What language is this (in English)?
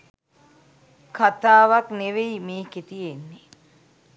Sinhala